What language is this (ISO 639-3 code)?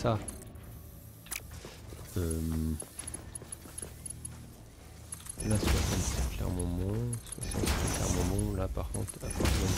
fra